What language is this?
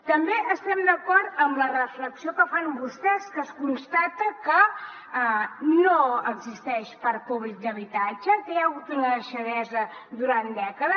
Catalan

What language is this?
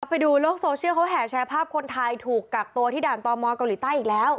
Thai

